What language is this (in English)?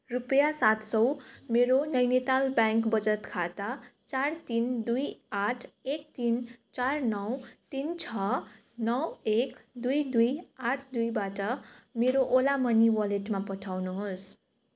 Nepali